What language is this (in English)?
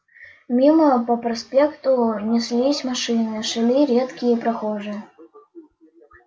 Russian